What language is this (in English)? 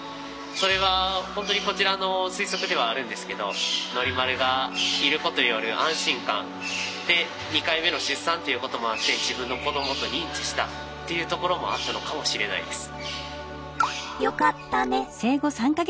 Japanese